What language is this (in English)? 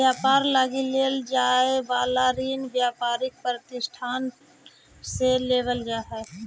Magahi